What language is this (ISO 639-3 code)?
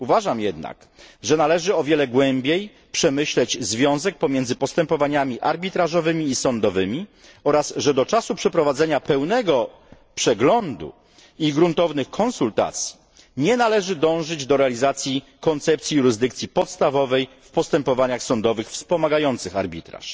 pol